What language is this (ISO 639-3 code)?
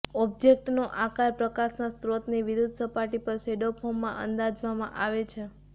guj